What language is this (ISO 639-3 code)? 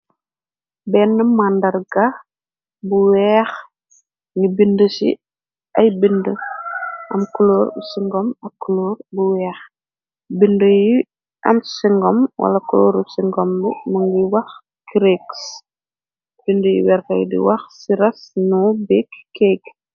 wol